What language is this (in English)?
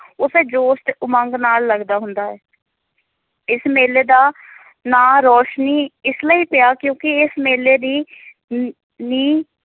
Punjabi